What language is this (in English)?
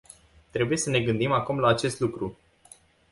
Romanian